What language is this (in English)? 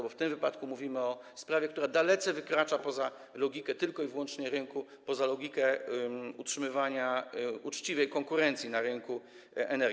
Polish